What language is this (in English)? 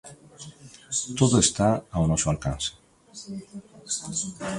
Galician